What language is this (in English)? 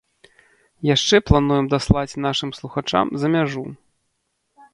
Belarusian